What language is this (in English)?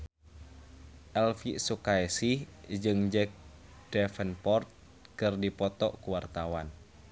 Sundanese